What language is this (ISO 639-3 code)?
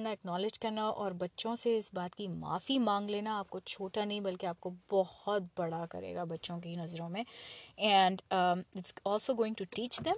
urd